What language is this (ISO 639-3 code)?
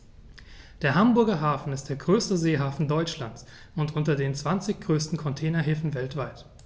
deu